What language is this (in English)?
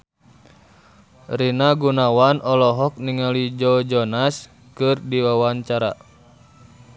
Sundanese